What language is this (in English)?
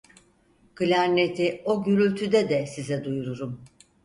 Turkish